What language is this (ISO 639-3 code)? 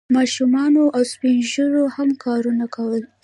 pus